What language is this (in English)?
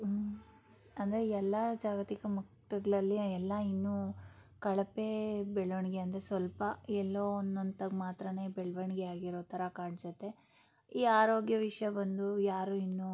Kannada